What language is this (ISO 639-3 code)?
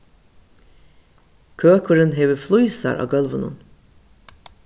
fao